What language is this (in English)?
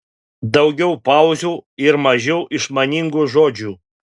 Lithuanian